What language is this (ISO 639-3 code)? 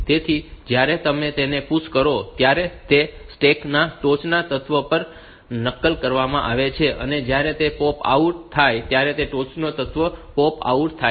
guj